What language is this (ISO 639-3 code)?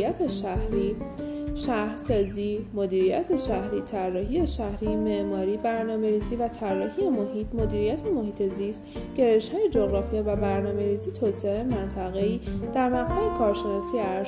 fas